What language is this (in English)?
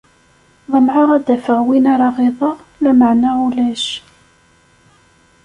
Kabyle